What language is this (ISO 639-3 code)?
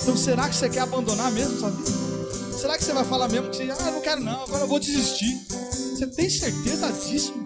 por